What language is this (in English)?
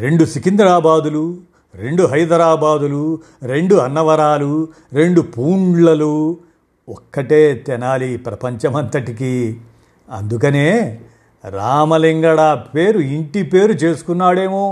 Telugu